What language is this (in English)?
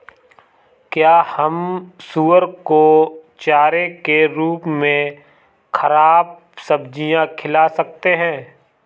Hindi